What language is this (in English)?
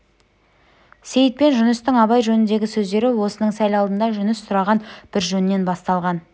Kazakh